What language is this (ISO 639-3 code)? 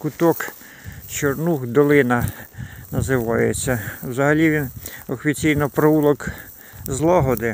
ukr